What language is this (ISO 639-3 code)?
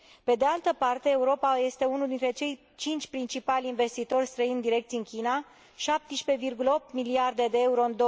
ron